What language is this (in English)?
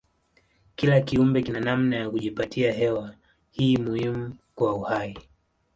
Swahili